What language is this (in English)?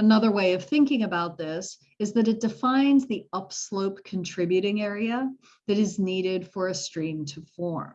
English